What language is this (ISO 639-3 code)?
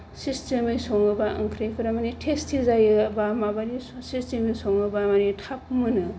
brx